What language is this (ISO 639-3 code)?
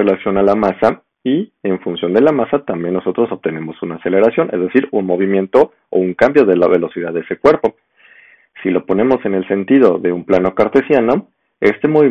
spa